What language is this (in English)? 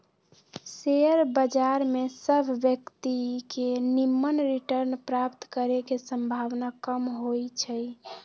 Magahi